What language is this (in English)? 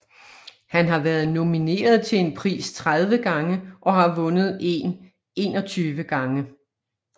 Danish